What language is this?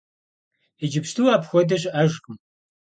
Kabardian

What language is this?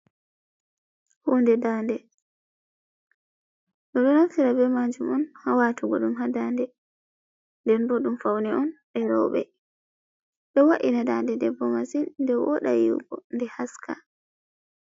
Fula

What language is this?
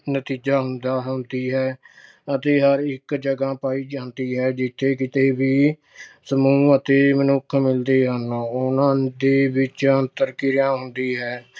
Punjabi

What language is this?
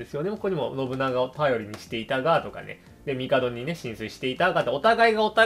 Japanese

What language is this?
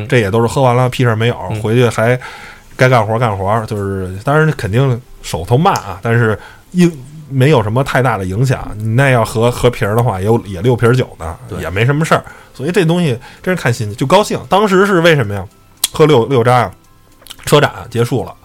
Chinese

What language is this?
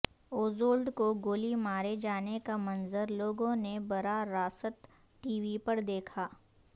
Urdu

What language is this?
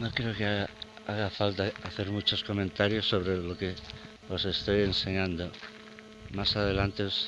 Spanish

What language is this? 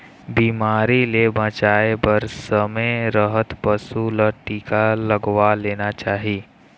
Chhattisgarhi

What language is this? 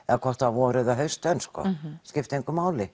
Icelandic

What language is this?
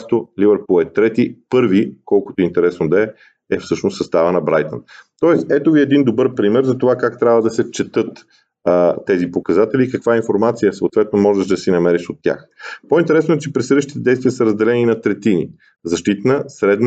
Bulgarian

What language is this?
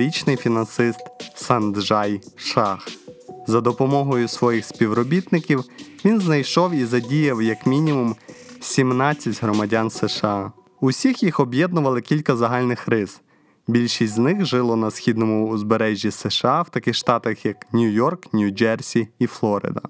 Ukrainian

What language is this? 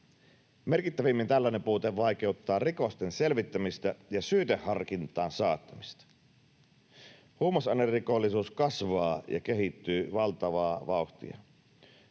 Finnish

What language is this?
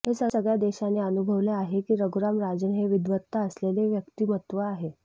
Marathi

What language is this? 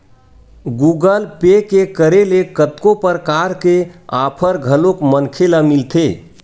Chhattisgarhi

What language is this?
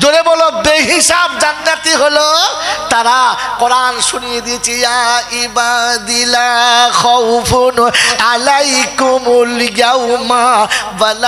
Arabic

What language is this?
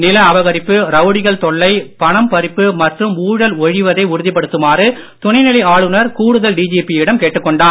Tamil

